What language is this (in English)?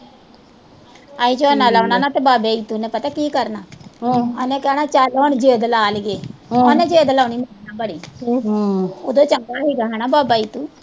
Punjabi